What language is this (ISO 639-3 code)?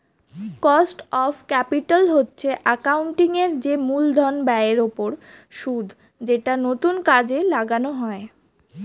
ben